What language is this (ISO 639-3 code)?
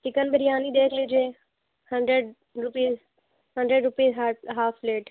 urd